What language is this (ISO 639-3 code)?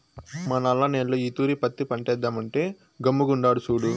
tel